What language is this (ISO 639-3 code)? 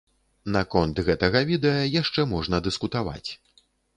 bel